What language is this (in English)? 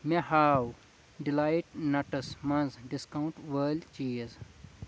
Kashmiri